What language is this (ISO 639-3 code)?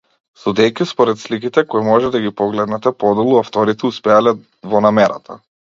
mkd